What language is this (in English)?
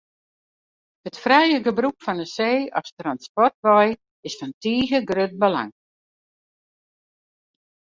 Western Frisian